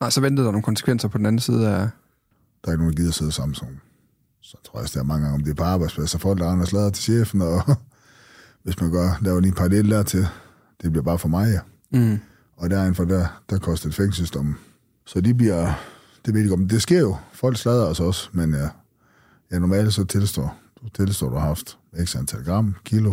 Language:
Danish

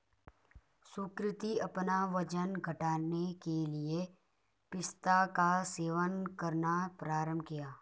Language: Hindi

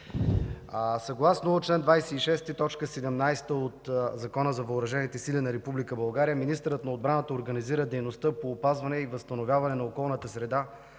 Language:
Bulgarian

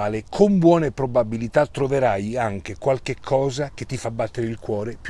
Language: Italian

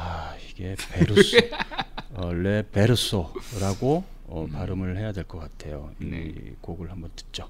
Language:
Korean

